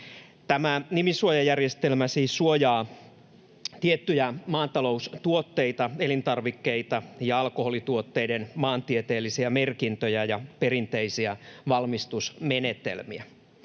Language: Finnish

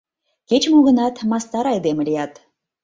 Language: Mari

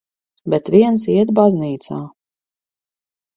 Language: Latvian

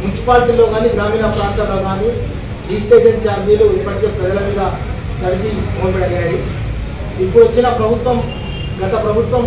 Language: Telugu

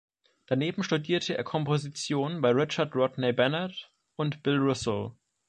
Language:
German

